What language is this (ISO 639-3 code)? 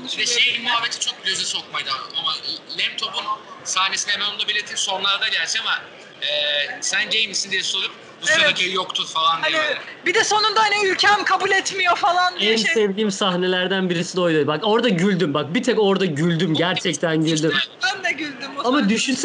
tur